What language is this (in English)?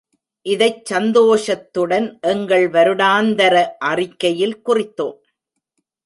Tamil